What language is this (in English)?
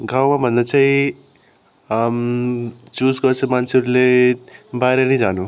Nepali